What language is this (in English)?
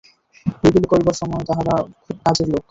Bangla